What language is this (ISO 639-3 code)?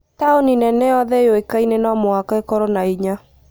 kik